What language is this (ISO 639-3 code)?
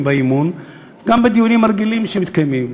heb